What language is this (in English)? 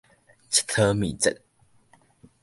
Min Nan Chinese